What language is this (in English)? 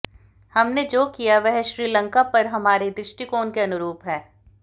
Hindi